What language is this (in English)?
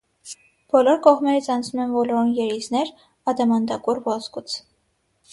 Armenian